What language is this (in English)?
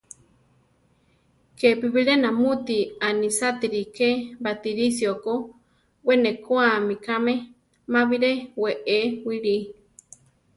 Central Tarahumara